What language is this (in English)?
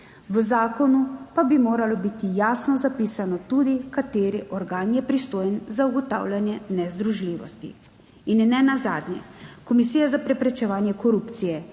Slovenian